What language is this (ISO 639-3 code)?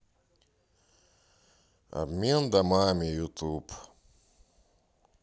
rus